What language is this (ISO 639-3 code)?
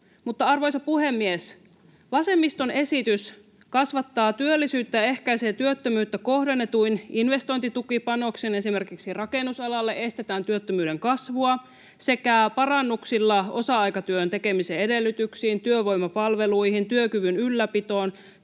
fin